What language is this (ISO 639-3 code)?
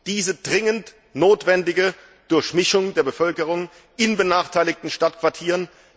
deu